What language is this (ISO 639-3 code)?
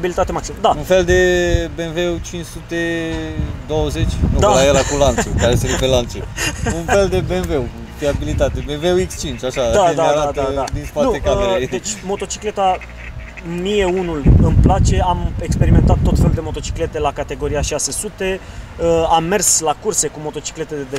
ron